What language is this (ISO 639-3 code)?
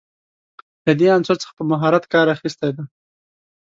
pus